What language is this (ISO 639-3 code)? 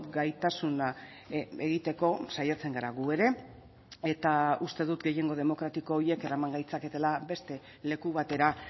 eus